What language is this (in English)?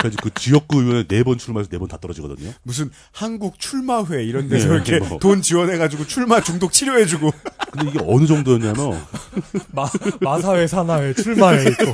Korean